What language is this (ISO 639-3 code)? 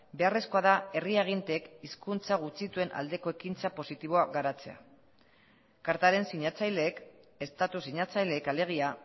eus